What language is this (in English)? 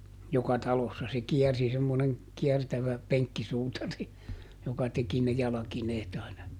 Finnish